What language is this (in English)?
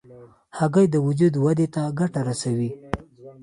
Pashto